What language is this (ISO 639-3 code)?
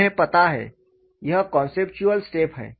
hin